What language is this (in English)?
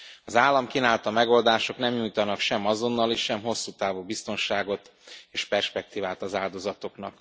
Hungarian